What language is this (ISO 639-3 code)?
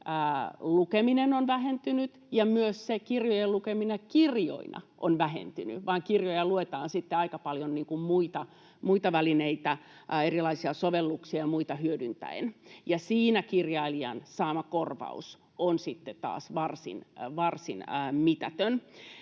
fin